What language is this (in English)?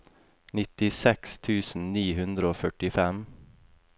Norwegian